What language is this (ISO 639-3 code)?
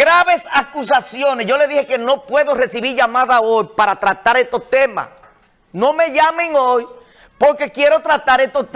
spa